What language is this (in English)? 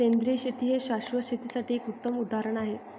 Marathi